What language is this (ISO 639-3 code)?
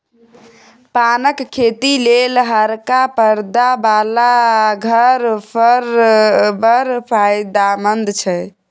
mai